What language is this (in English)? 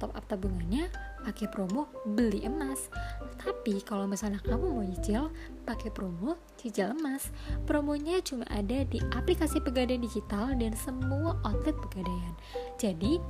Indonesian